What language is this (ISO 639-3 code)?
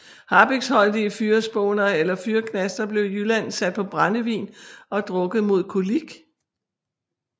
dan